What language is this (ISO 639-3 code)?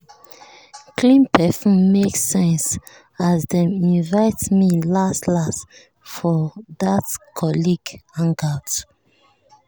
pcm